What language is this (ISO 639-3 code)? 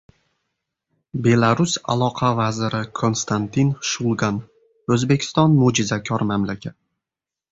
uzb